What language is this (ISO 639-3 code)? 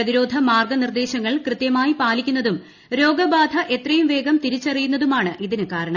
mal